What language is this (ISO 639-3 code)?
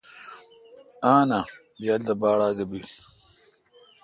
xka